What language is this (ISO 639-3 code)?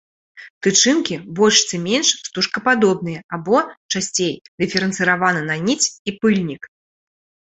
bel